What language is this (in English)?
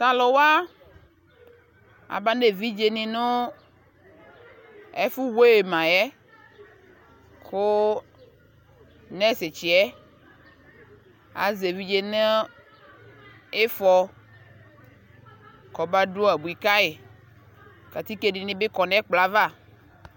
Ikposo